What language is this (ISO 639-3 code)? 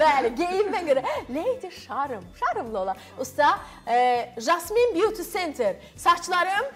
tur